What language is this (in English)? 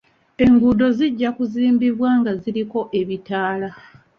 Ganda